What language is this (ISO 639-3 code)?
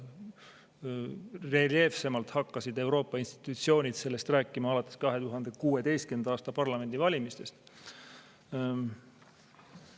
est